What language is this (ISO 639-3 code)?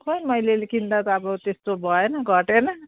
nep